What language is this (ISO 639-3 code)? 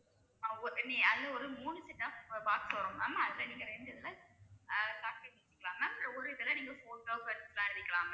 tam